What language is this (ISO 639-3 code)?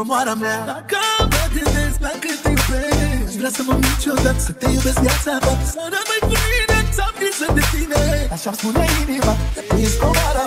ron